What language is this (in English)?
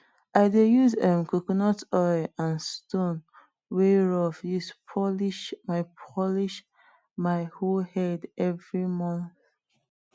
Nigerian Pidgin